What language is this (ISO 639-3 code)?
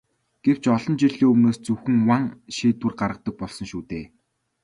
mon